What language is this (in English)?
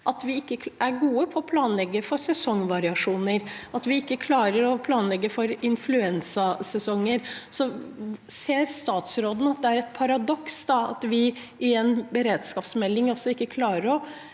Norwegian